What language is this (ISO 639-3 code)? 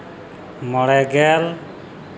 sat